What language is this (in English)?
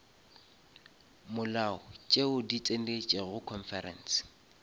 Northern Sotho